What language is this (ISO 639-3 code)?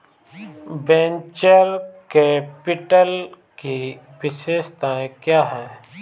hin